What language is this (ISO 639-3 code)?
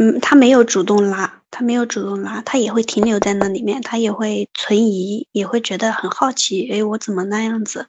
zho